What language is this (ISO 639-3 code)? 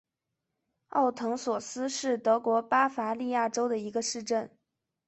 zho